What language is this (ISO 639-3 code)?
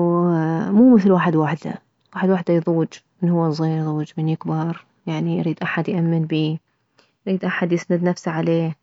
acm